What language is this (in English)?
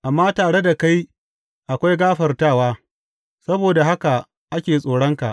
Hausa